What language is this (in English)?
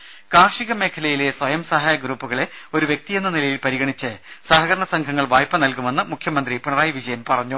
Malayalam